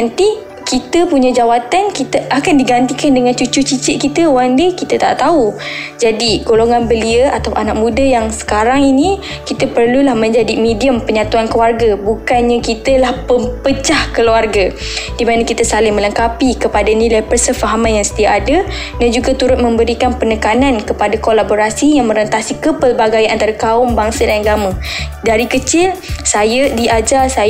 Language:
Malay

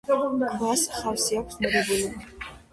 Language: Georgian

